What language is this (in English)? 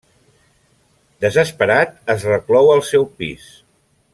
Catalan